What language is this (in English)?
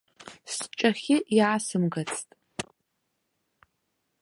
Abkhazian